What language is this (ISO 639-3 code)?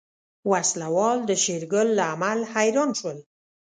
pus